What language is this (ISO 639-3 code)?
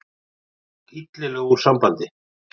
isl